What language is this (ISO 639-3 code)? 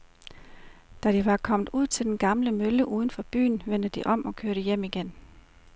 dan